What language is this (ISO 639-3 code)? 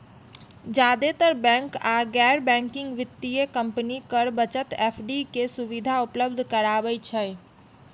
mai